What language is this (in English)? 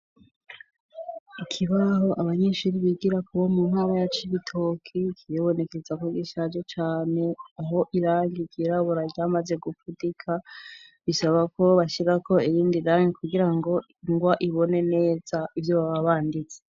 Rundi